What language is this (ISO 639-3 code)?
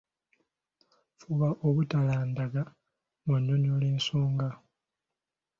lug